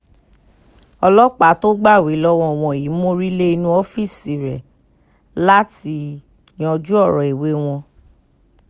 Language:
Yoruba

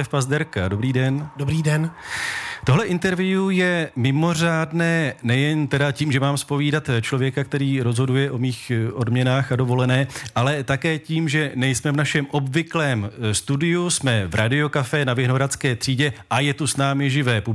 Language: Czech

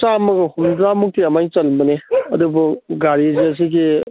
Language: Manipuri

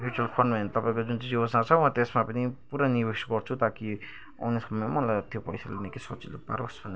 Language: Nepali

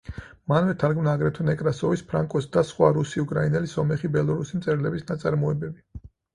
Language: Georgian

